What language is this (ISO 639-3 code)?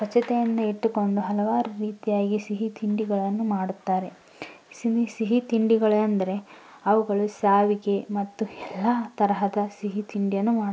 kan